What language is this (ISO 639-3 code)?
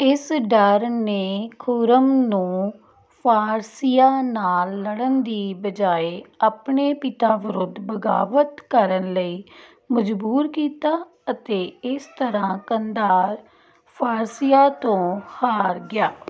pan